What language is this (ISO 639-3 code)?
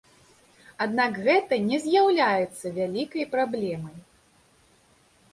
bel